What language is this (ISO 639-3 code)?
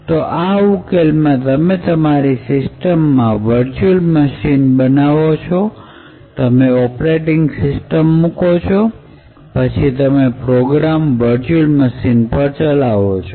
guj